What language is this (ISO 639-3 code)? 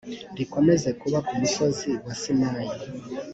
kin